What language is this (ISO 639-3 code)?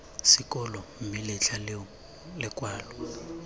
tsn